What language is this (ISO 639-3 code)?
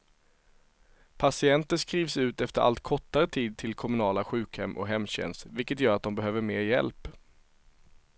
swe